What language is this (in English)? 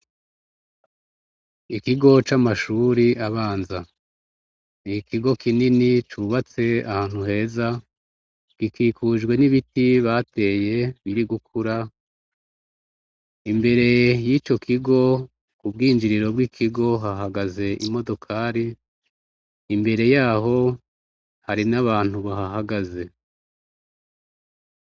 Rundi